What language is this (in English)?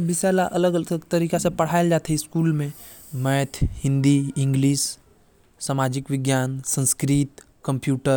Korwa